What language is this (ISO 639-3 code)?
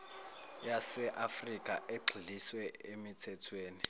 zul